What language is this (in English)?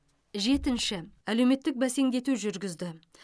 Kazakh